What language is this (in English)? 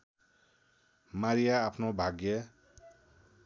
Nepali